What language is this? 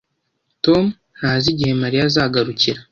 Kinyarwanda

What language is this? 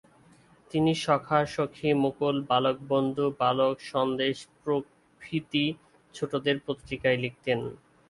Bangla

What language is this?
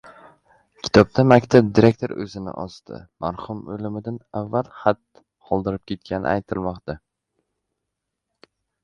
Uzbek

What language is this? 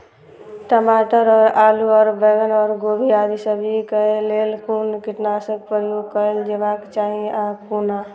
Maithili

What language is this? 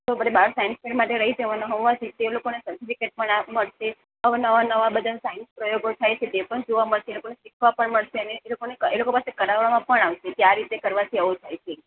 Gujarati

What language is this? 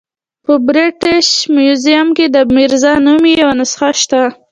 Pashto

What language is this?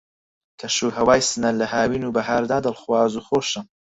Central Kurdish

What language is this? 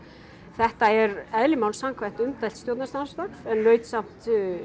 Icelandic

